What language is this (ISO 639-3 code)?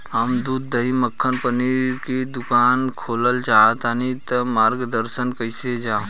bho